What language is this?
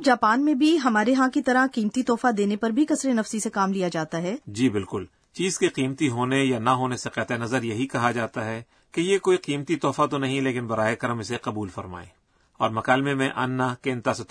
Urdu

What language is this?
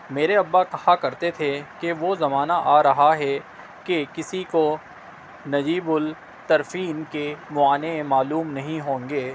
Urdu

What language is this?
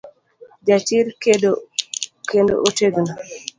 Luo (Kenya and Tanzania)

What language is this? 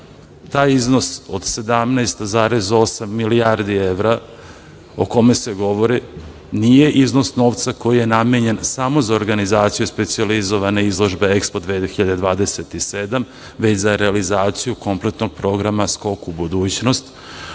Serbian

